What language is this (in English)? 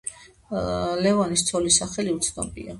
Georgian